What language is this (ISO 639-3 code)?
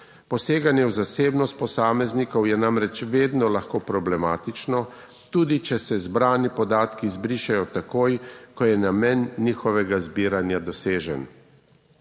slv